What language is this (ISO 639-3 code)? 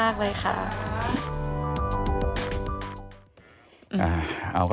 tha